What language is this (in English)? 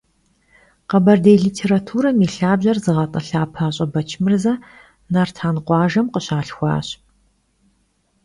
Kabardian